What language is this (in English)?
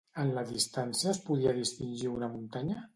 Catalan